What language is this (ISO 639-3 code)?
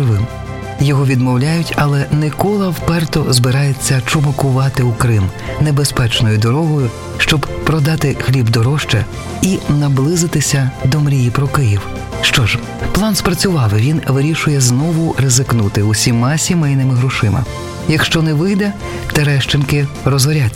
ukr